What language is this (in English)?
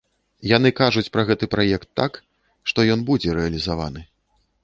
Belarusian